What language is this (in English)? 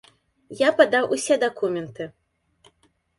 Belarusian